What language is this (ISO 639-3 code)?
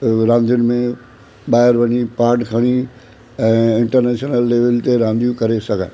snd